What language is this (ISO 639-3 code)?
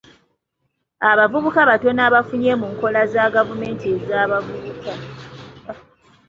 lug